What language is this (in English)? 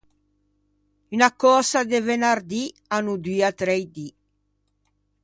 Ligurian